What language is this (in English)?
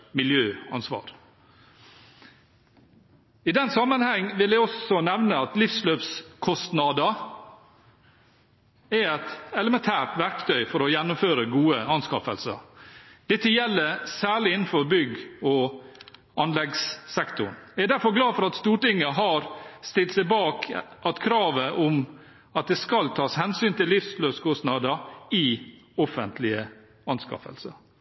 Norwegian Bokmål